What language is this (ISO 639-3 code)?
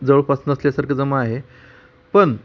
mar